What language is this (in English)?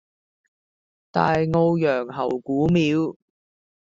Cantonese